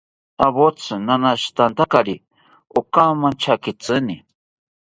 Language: South Ucayali Ashéninka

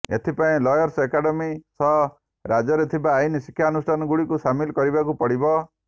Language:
Odia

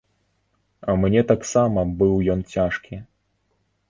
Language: Belarusian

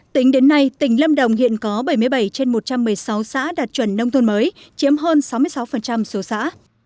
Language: Vietnamese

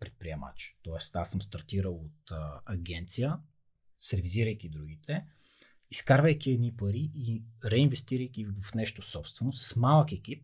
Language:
Bulgarian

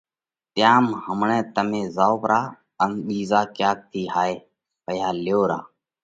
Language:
Parkari Koli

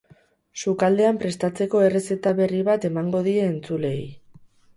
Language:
Basque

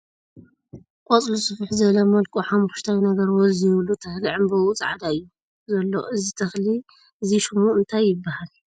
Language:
Tigrinya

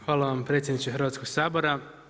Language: Croatian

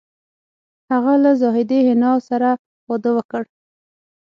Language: Pashto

